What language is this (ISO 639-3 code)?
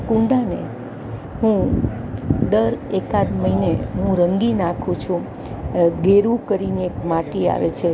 guj